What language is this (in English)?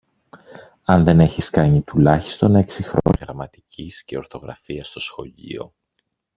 Greek